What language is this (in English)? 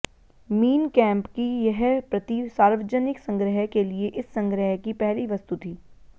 Hindi